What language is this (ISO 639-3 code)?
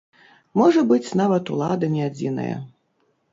bel